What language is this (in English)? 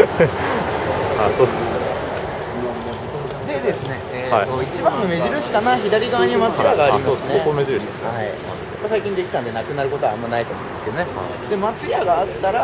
Japanese